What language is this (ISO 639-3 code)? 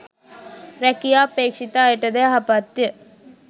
sin